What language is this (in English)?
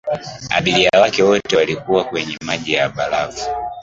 Swahili